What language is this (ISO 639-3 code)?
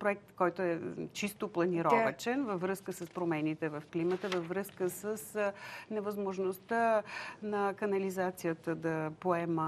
bul